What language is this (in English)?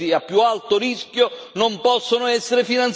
Italian